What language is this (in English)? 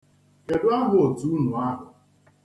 Igbo